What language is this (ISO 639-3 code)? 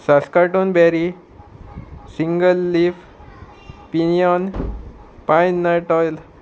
kok